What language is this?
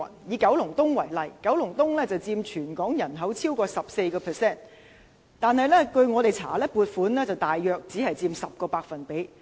Cantonese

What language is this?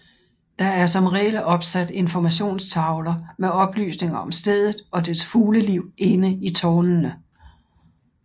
Danish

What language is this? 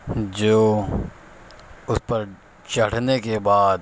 Urdu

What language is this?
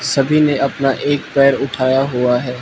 Hindi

